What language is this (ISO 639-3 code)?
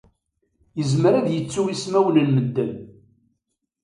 kab